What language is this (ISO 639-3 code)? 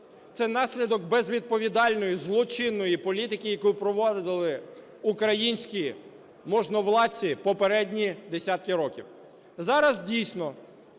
ukr